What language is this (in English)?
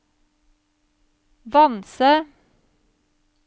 Norwegian